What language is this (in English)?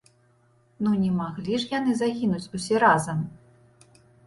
Belarusian